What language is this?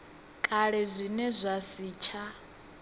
Venda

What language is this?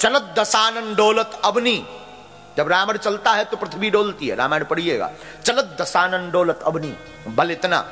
Hindi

